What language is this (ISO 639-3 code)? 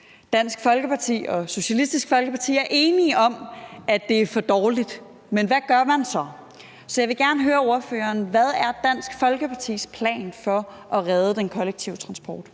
dan